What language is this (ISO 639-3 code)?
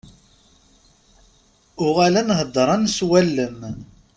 kab